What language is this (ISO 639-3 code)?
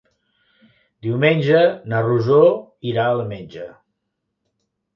cat